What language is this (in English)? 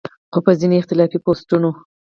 Pashto